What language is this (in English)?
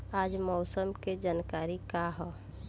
Bhojpuri